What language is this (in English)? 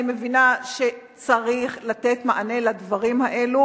Hebrew